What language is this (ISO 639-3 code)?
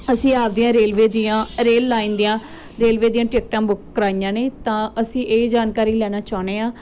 pan